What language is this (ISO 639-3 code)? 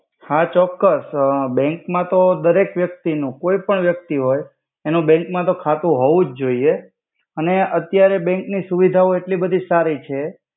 guj